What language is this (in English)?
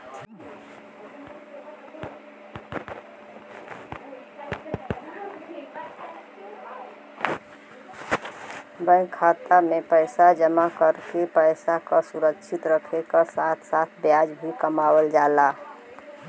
Bhojpuri